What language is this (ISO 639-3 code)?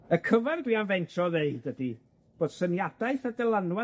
cym